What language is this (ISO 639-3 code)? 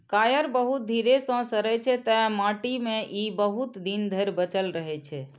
mai